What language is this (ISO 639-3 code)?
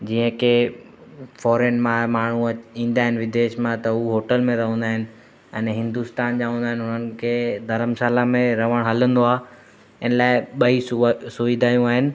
snd